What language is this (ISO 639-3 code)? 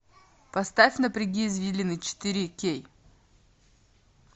rus